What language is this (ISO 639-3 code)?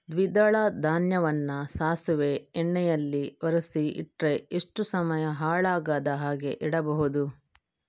kan